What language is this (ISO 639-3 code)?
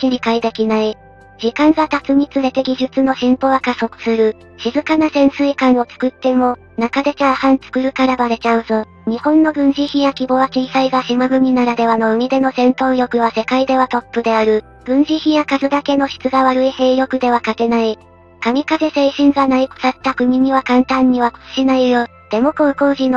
jpn